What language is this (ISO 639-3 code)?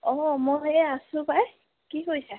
asm